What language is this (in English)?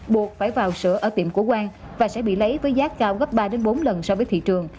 Vietnamese